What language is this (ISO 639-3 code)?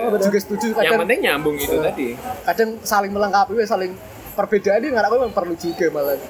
ind